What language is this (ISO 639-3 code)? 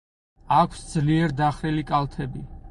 kat